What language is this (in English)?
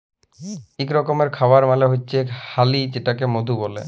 Bangla